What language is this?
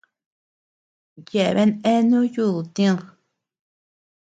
Tepeuxila Cuicatec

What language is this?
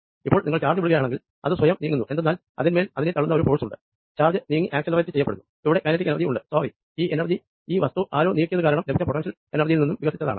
Malayalam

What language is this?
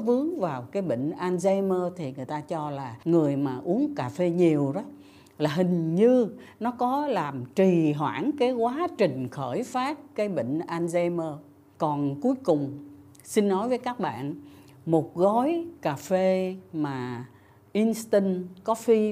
Vietnamese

